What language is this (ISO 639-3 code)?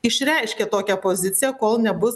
lit